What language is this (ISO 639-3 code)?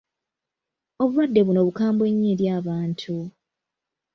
lug